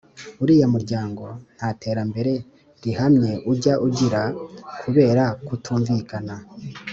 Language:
Kinyarwanda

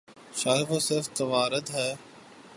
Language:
Urdu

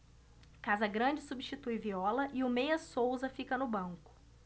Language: Portuguese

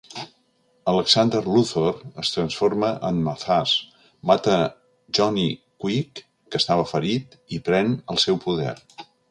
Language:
Catalan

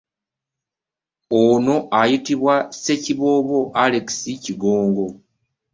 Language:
Ganda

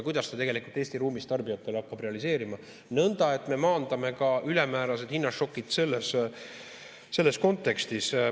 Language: Estonian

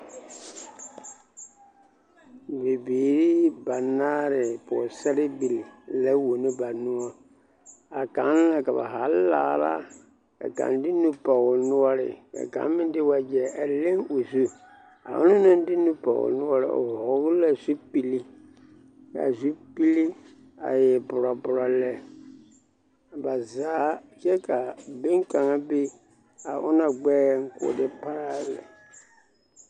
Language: Southern Dagaare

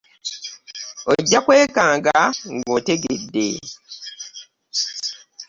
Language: Ganda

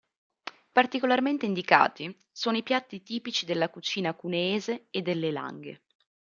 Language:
Italian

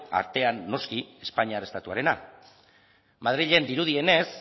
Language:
Basque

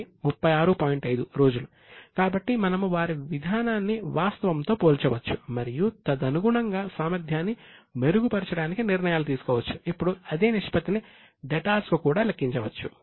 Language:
Telugu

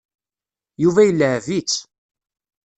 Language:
Kabyle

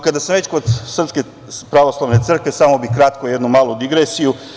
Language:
Serbian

